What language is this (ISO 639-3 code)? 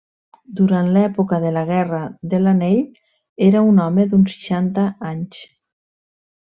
cat